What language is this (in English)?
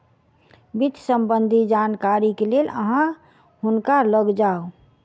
Maithili